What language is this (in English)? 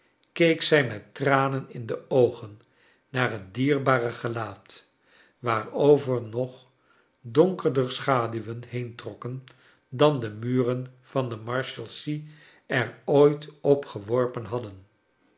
Dutch